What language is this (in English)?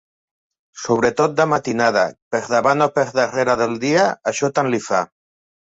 Catalan